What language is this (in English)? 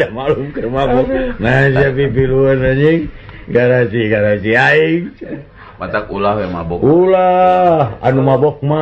Indonesian